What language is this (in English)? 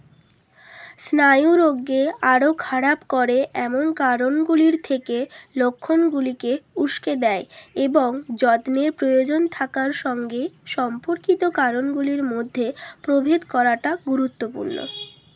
Bangla